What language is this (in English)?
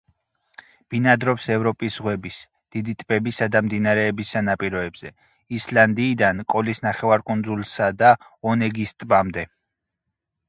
Georgian